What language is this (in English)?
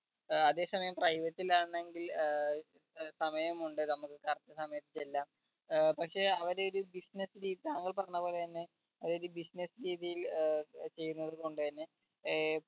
Malayalam